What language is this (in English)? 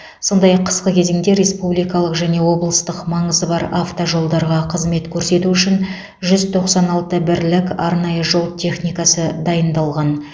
Kazakh